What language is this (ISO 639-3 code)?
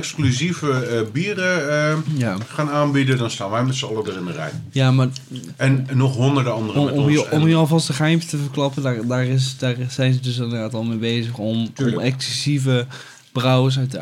nld